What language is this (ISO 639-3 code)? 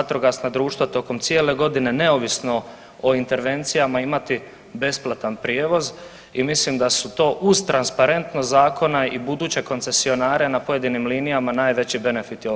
hrv